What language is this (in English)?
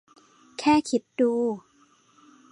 Thai